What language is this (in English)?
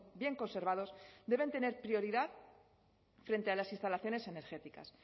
Spanish